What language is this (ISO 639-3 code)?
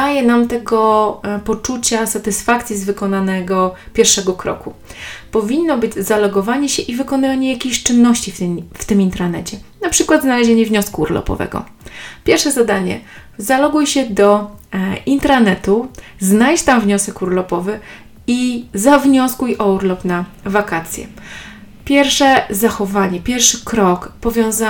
pol